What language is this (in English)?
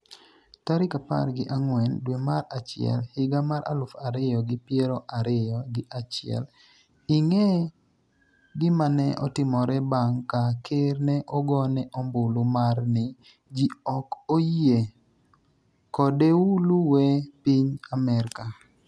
Luo (Kenya and Tanzania)